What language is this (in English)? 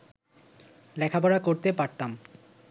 Bangla